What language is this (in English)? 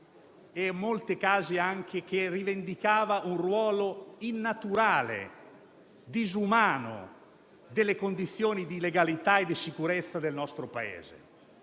Italian